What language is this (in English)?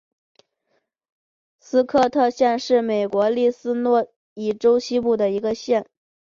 Chinese